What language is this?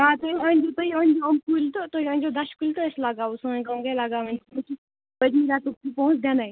Kashmiri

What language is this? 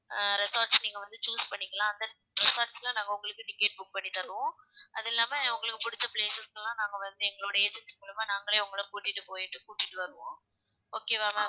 Tamil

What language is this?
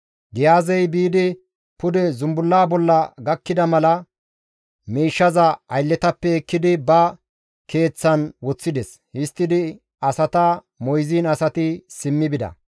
Gamo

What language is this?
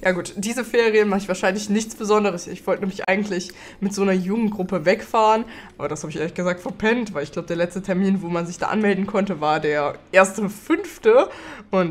German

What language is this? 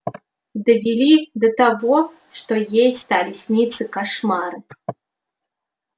Russian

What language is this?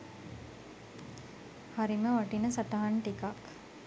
Sinhala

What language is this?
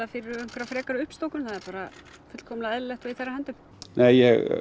Icelandic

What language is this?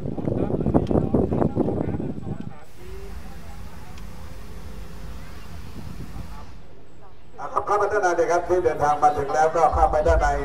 Thai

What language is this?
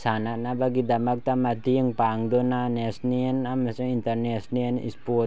Manipuri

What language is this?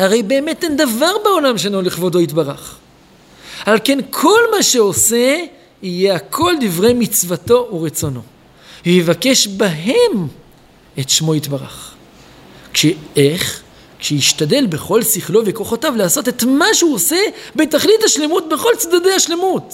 Hebrew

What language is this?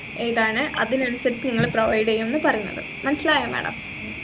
Malayalam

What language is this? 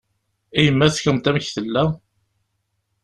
Kabyle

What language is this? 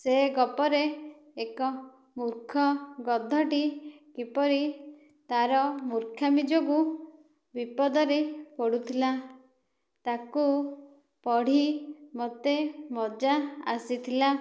Odia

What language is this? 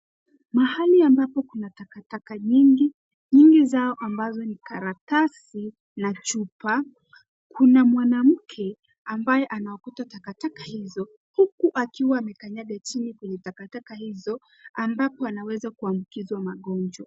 Swahili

